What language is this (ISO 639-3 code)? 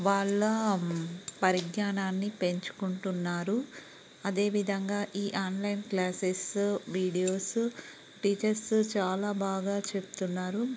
tel